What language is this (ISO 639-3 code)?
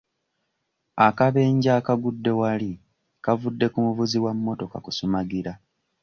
lug